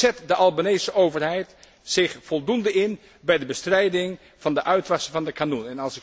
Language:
Dutch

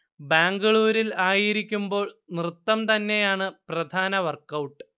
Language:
Malayalam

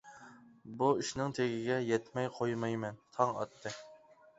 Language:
Uyghur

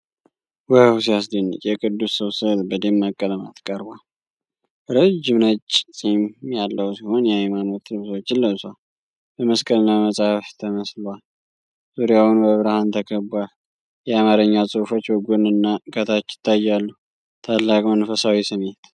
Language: Amharic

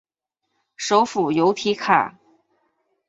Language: Chinese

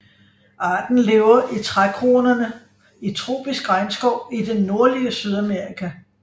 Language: Danish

